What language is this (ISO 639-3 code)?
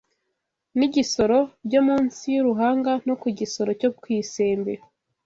kin